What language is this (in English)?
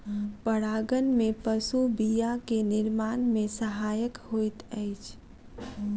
Maithili